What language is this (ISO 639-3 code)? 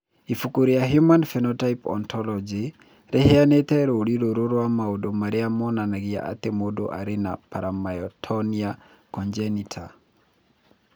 kik